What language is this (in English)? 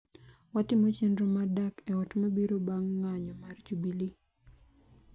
Luo (Kenya and Tanzania)